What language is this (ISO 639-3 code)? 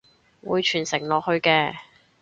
yue